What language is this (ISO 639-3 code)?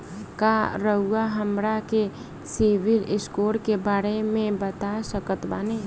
bho